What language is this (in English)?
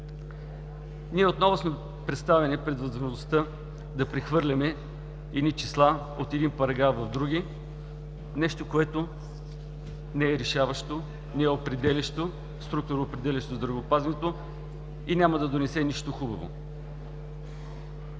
Bulgarian